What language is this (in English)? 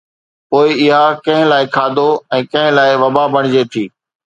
Sindhi